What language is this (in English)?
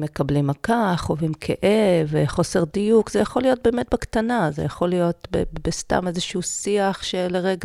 Hebrew